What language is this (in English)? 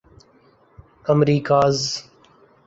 Urdu